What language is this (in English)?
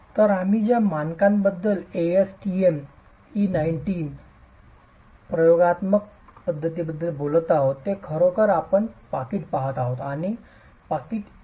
Marathi